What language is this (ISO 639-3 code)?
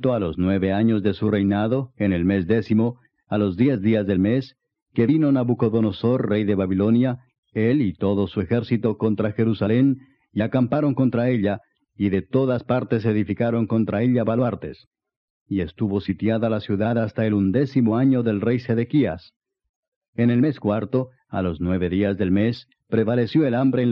spa